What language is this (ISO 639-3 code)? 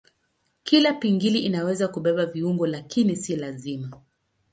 swa